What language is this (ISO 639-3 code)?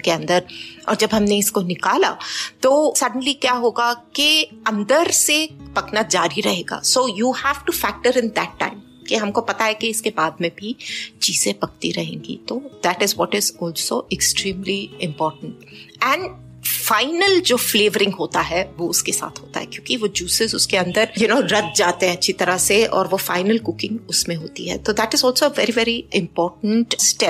hin